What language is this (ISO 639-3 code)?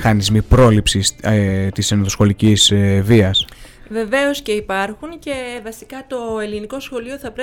ell